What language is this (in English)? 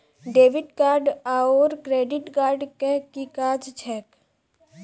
Maithili